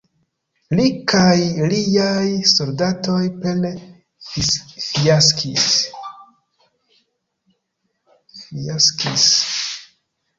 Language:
Esperanto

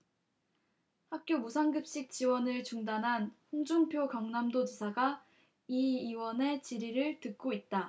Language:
Korean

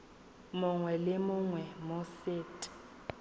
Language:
Tswana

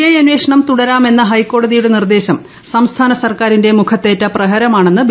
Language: Malayalam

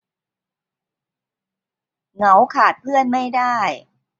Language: Thai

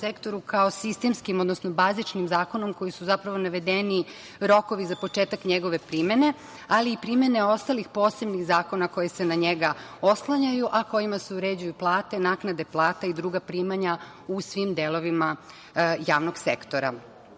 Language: Serbian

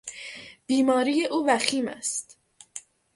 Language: Persian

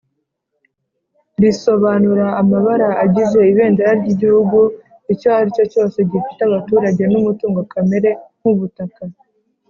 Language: Kinyarwanda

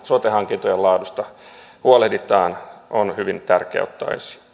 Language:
Finnish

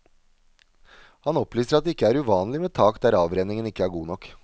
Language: Norwegian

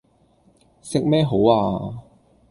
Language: Cantonese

